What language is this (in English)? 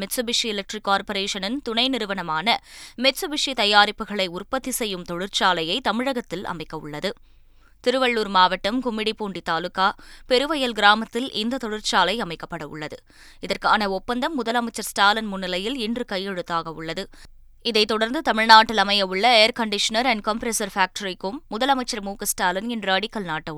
Tamil